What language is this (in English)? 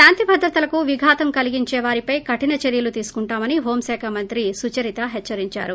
Telugu